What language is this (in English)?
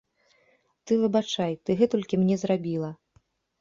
Belarusian